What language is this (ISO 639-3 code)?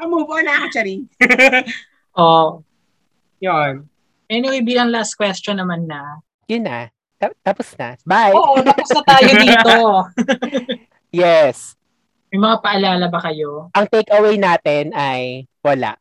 fil